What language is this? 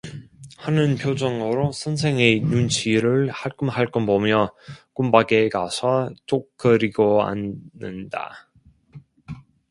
Korean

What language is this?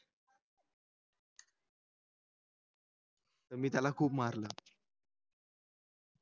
Marathi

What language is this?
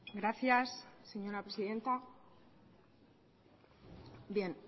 Spanish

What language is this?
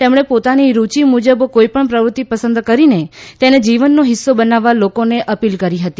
Gujarati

